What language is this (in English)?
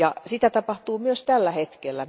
Finnish